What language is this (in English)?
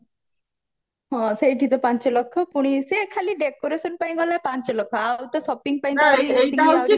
Odia